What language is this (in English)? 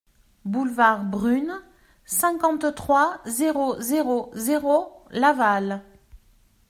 French